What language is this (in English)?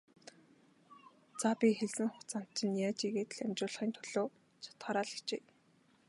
Mongolian